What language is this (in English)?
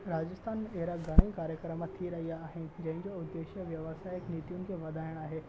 Sindhi